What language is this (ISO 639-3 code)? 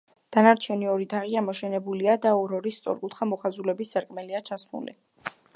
kat